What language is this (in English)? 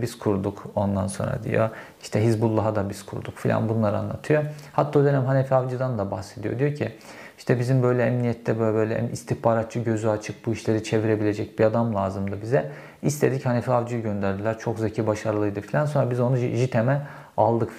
Turkish